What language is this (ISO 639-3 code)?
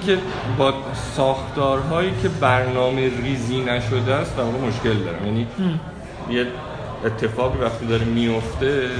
fas